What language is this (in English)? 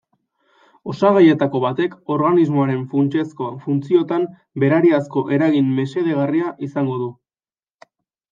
Basque